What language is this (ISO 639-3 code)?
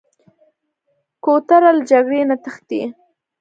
pus